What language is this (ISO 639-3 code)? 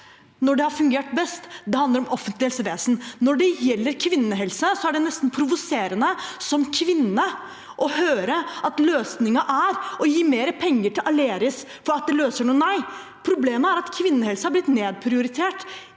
nor